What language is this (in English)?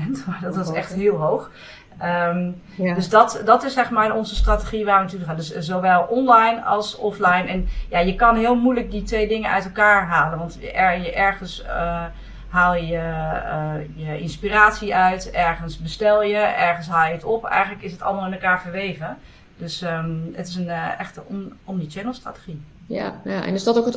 Dutch